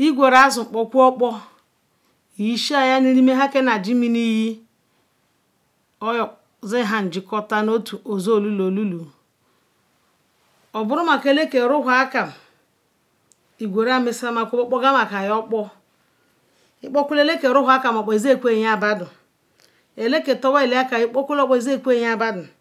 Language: Ikwere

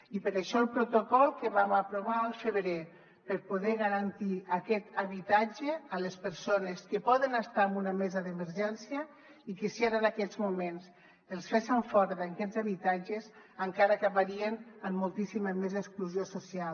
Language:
Catalan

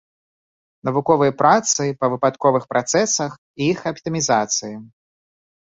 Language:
Belarusian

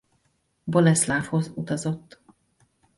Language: Hungarian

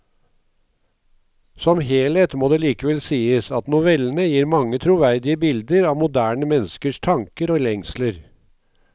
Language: Norwegian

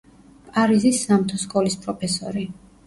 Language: Georgian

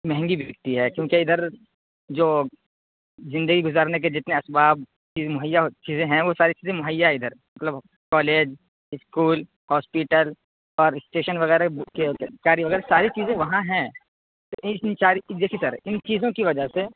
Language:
Urdu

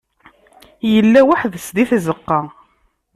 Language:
Kabyle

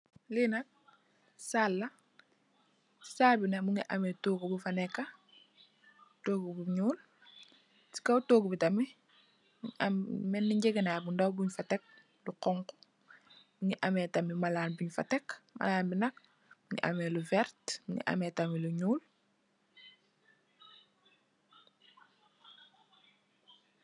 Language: Wolof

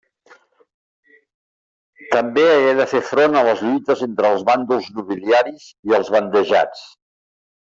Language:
Catalan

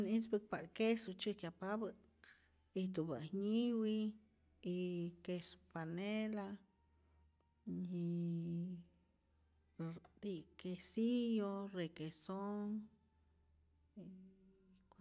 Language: Rayón Zoque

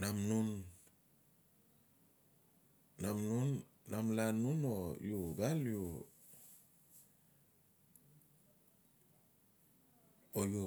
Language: Notsi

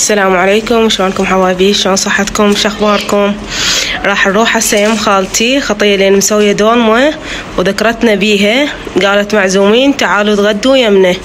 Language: Arabic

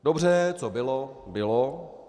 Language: Czech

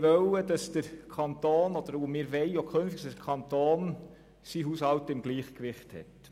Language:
Swiss German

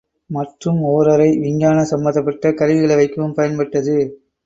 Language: Tamil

